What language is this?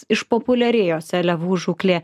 Lithuanian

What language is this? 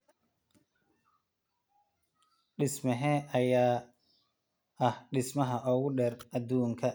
Somali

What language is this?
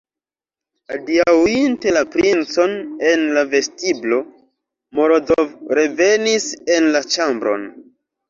Esperanto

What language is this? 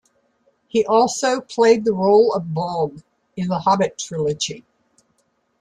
English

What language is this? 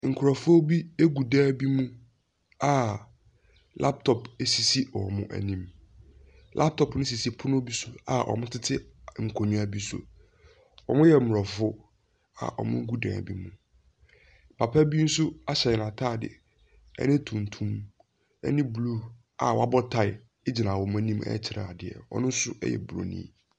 Akan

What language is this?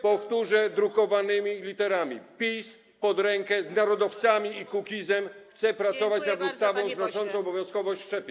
Polish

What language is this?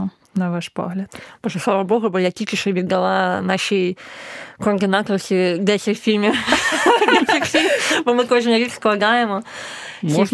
Ukrainian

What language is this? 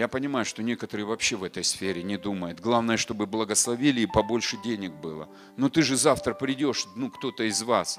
Russian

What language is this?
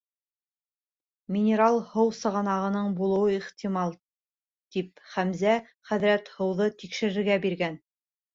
Bashkir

